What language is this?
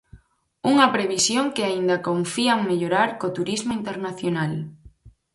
Galician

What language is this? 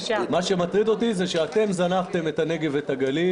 Hebrew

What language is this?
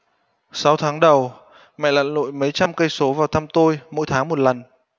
Vietnamese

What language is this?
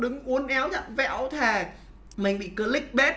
Vietnamese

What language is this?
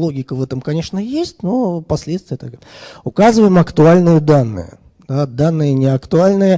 Russian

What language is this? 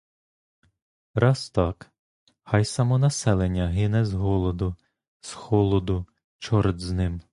Ukrainian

